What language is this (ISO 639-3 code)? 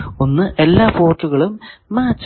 mal